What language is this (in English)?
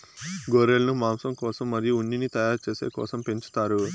Telugu